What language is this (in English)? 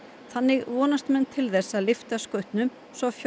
Icelandic